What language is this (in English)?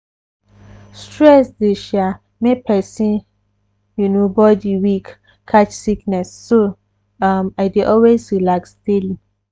Nigerian Pidgin